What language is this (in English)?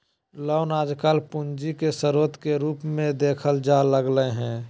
Magahi